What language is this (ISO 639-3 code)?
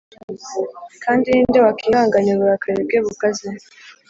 kin